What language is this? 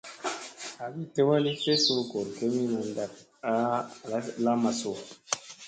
Musey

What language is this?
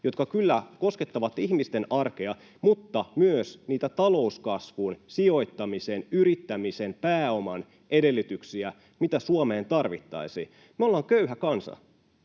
Finnish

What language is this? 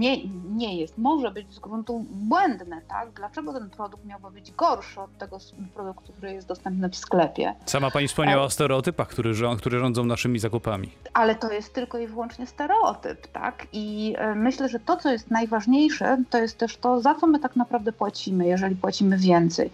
Polish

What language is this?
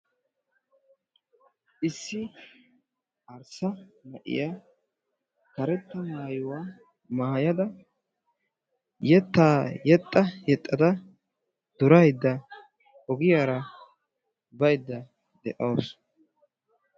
Wolaytta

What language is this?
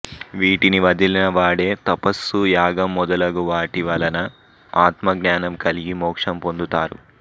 Telugu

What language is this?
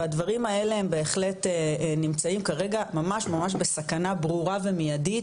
Hebrew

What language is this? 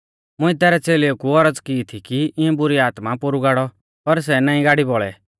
Mahasu Pahari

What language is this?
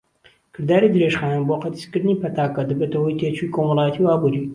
Central Kurdish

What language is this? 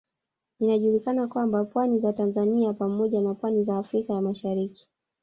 Swahili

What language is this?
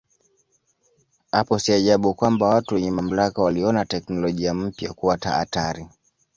Swahili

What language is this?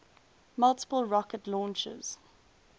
English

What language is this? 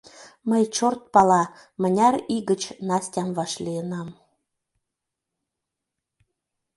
Mari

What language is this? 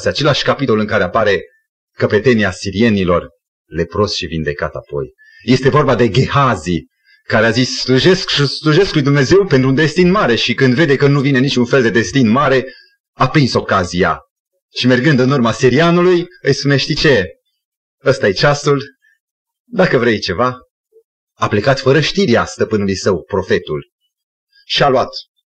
Romanian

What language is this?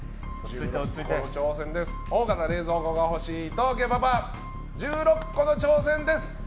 Japanese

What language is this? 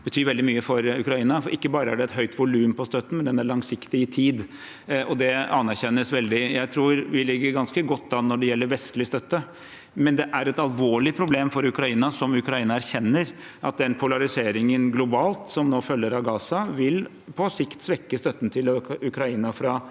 Norwegian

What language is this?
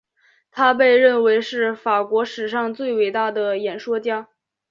Chinese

